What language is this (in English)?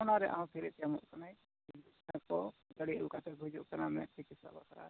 Santali